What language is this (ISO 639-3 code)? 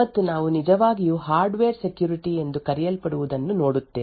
kan